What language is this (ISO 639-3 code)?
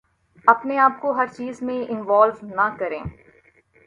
urd